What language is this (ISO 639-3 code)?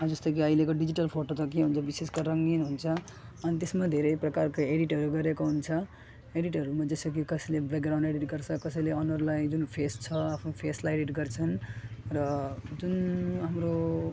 nep